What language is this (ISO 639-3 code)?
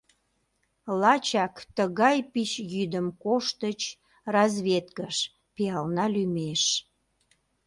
chm